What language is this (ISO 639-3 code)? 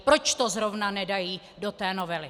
ces